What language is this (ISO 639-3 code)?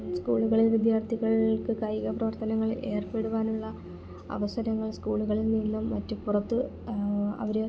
mal